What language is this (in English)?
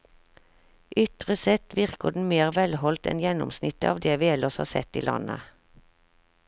Norwegian